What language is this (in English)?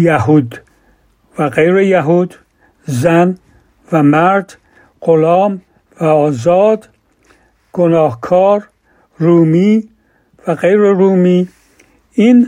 Persian